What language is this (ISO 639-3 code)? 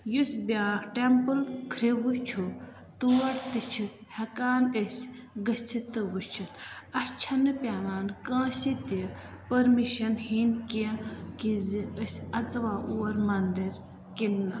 kas